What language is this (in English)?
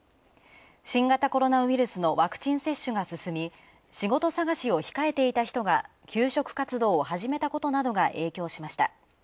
Japanese